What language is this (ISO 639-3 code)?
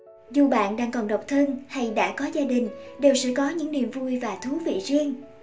vie